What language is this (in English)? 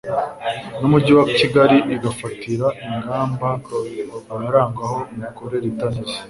Kinyarwanda